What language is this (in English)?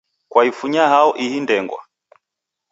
Taita